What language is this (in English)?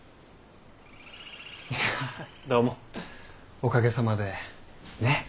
Japanese